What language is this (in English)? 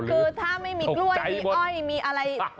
Thai